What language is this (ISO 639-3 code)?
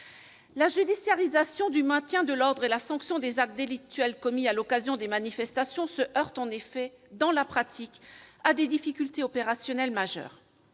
fra